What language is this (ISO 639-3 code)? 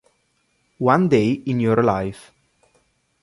ita